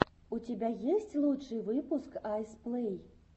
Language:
Russian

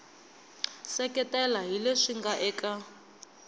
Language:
Tsonga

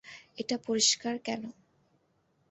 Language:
Bangla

